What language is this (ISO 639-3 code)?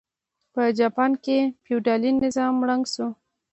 pus